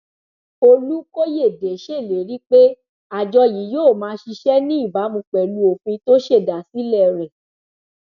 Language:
Yoruba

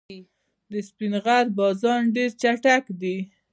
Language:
Pashto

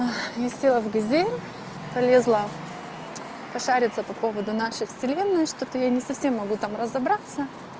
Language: Russian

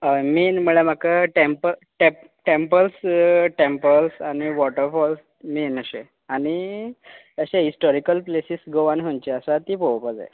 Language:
Konkani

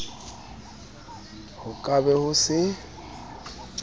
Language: Southern Sotho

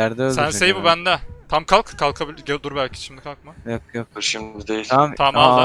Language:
Turkish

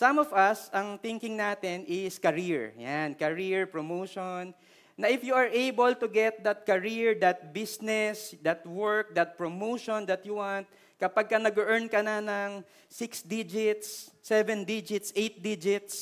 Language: Filipino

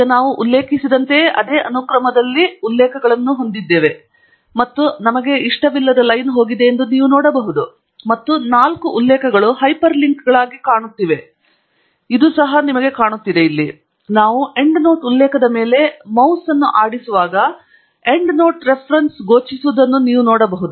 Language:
Kannada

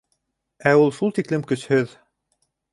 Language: Bashkir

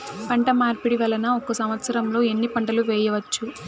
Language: Telugu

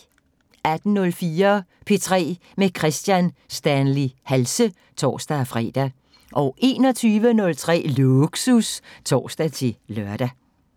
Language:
Danish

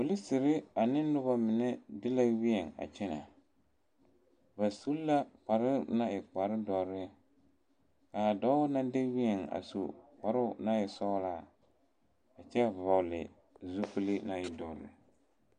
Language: Southern Dagaare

